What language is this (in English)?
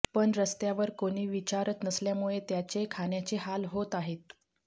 Marathi